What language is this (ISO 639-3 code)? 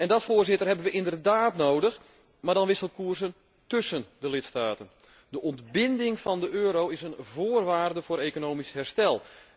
nld